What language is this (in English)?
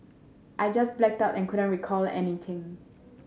English